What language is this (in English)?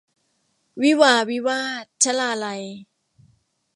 Thai